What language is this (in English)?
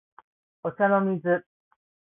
Japanese